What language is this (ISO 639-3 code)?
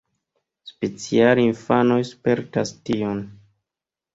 epo